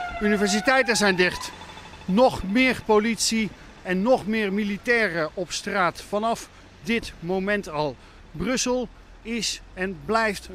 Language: Dutch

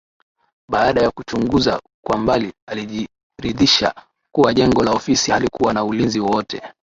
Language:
Swahili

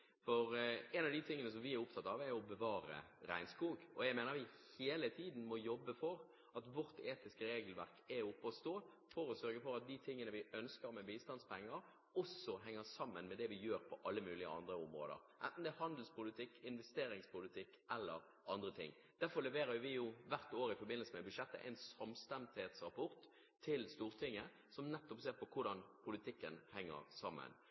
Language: Norwegian Bokmål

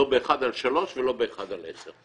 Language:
Hebrew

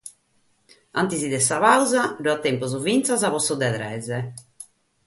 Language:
Sardinian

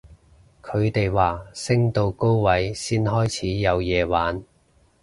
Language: Cantonese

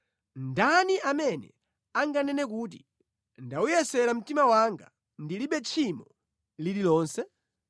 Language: Nyanja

